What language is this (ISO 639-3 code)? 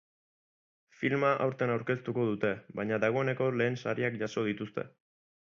eus